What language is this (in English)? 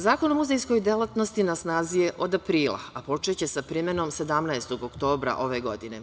Serbian